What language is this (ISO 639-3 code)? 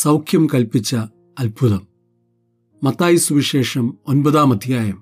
mal